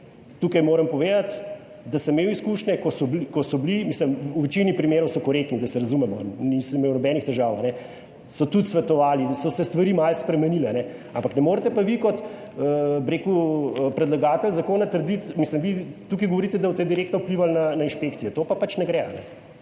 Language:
Slovenian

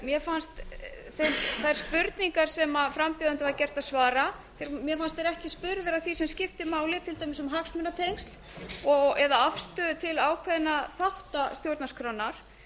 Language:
Icelandic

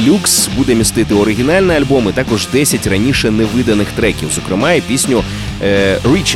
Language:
Ukrainian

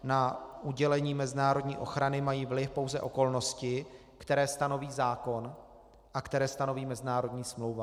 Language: Czech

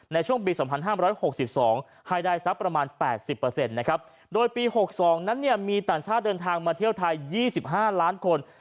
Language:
Thai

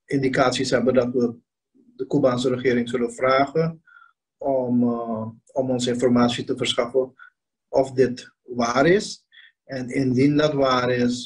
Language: Dutch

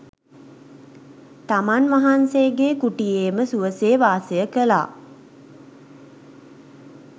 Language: Sinhala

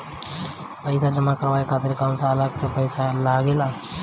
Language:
Bhojpuri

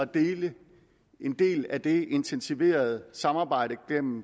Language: Danish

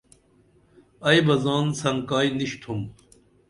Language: Dameli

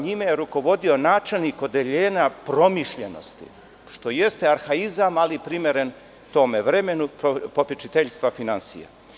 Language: Serbian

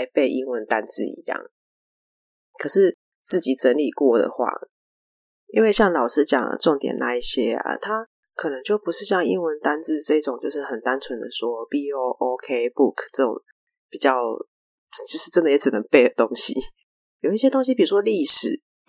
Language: Chinese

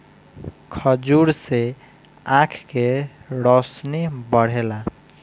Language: Bhojpuri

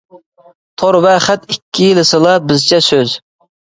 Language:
Uyghur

